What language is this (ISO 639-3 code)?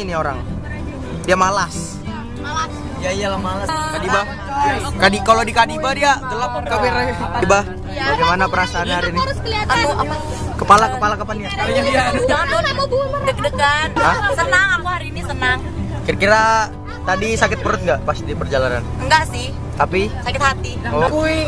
ind